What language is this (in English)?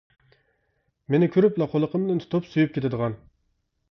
Uyghur